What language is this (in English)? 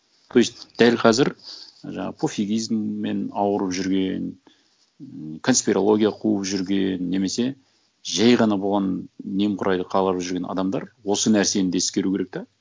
Kazakh